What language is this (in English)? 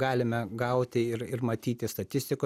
Lithuanian